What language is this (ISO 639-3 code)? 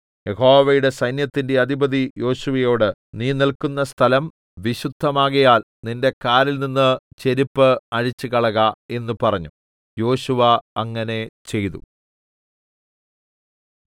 mal